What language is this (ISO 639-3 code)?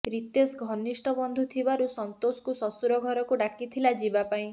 ori